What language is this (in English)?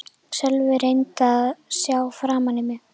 Icelandic